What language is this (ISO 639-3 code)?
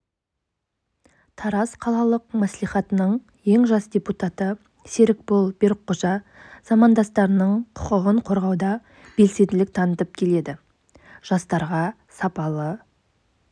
kaz